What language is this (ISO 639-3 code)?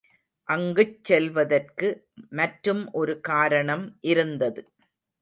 tam